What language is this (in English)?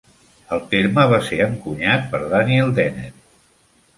Catalan